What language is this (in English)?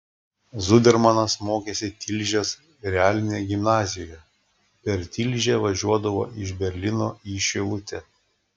Lithuanian